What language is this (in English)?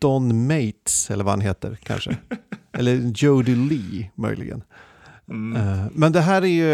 Swedish